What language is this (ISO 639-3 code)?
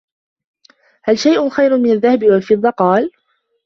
ara